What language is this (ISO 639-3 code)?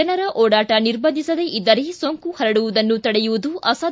kan